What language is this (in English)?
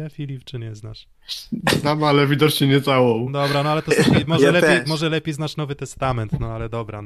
Polish